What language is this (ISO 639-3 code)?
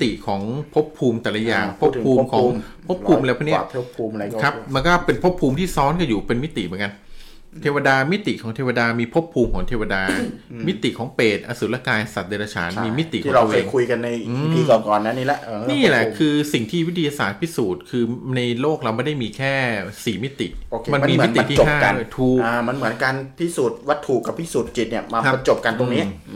tha